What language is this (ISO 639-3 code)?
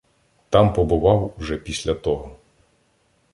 ukr